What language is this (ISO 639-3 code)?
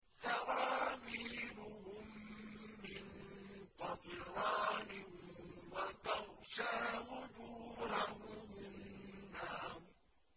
ara